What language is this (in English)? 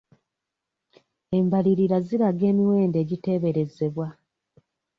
Ganda